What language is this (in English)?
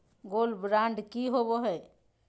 Magahi